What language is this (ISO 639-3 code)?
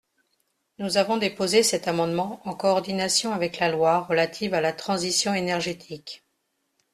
fra